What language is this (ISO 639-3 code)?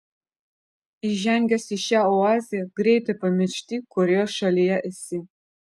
lit